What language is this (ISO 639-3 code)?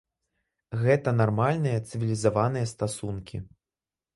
bel